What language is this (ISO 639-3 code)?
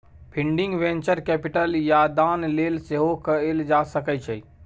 mai